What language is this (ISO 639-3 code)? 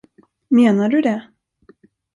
swe